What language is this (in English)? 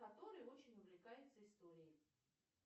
Russian